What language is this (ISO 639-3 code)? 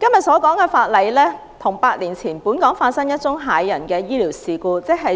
yue